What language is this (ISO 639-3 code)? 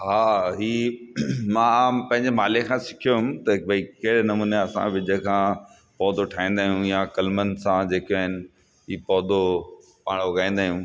snd